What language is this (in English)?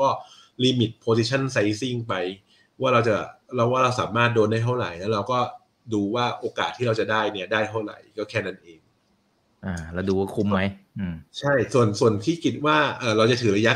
Thai